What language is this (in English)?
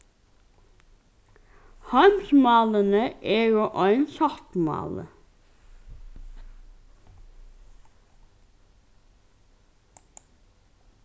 Faroese